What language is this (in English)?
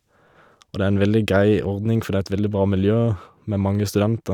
Norwegian